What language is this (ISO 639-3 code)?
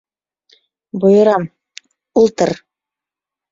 bak